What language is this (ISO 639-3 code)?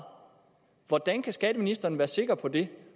dan